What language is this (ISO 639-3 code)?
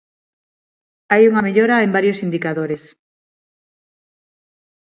glg